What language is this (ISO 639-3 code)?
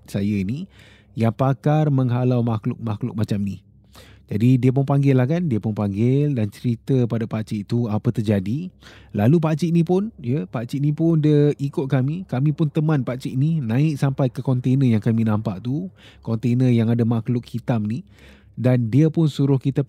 msa